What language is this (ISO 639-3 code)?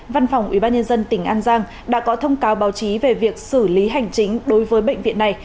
vie